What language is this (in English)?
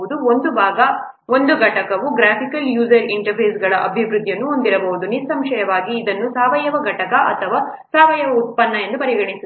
Kannada